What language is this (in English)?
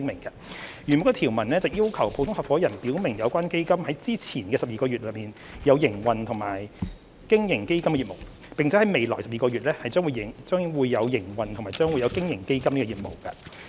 Cantonese